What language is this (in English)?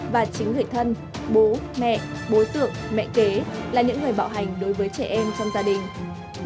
Vietnamese